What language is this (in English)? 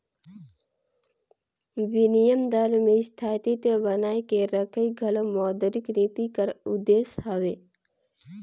Chhattisgarhi